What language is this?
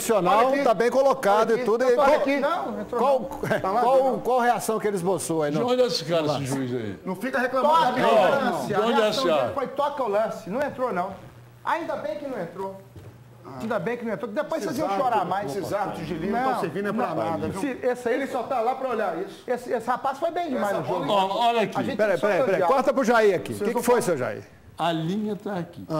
Portuguese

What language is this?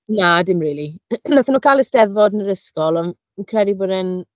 Welsh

